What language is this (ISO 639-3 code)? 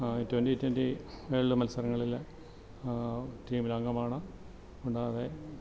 mal